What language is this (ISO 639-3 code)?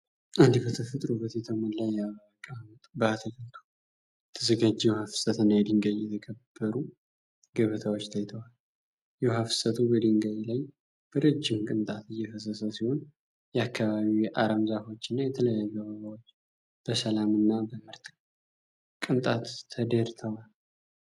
amh